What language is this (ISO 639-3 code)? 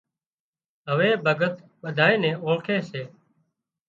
kxp